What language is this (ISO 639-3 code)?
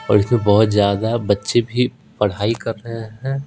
hin